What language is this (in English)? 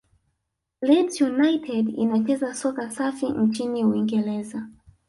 Swahili